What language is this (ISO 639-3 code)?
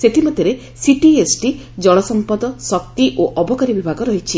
ori